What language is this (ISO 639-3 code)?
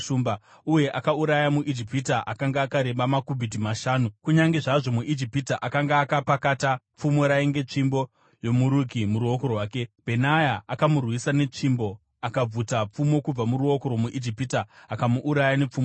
sna